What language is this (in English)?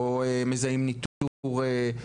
Hebrew